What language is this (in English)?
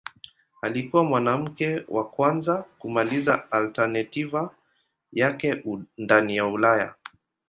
Swahili